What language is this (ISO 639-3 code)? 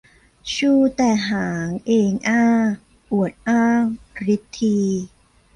tha